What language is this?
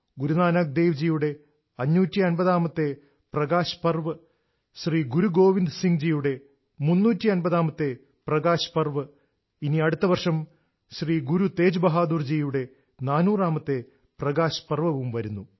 Malayalam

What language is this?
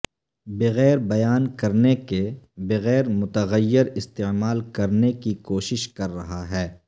Urdu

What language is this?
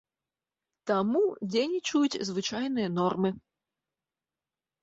Belarusian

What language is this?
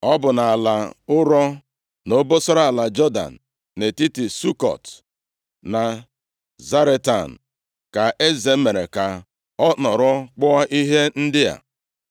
Igbo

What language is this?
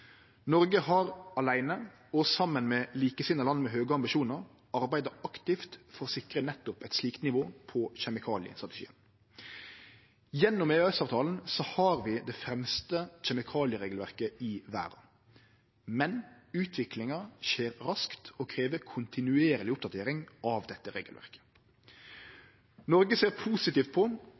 Norwegian Nynorsk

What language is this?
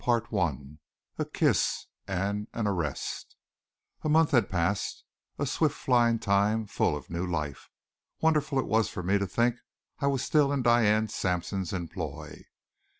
English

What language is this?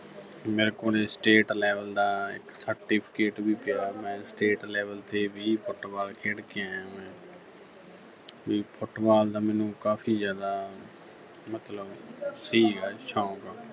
Punjabi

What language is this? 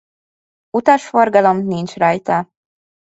Hungarian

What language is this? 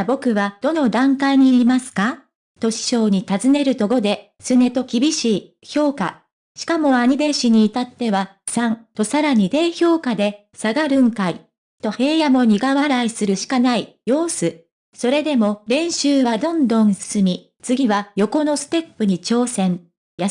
Japanese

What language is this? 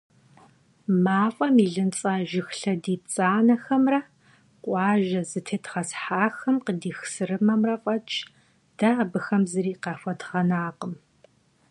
Kabardian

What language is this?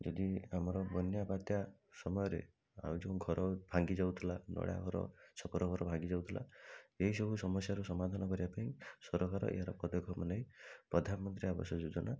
Odia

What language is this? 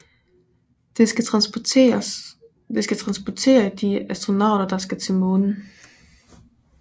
Danish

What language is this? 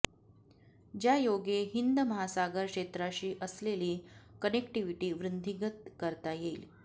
Marathi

